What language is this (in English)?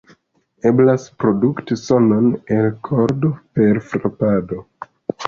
Esperanto